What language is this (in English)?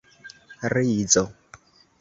Esperanto